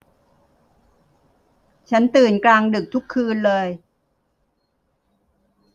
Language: Thai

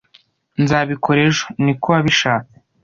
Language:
Kinyarwanda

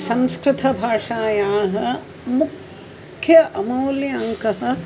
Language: Sanskrit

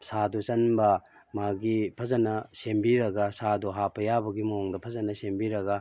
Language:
Manipuri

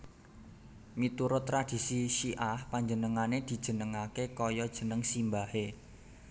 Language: Javanese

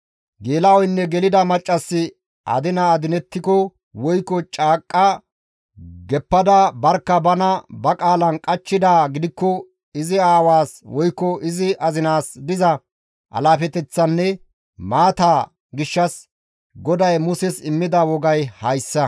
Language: Gamo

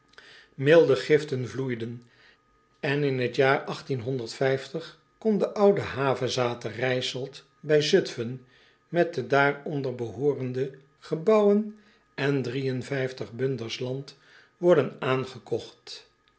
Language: Dutch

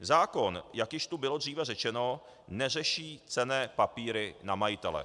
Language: Czech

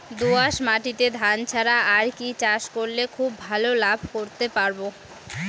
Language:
Bangla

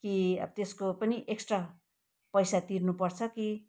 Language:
Nepali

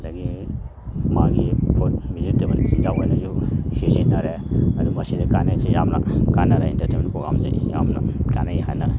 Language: Manipuri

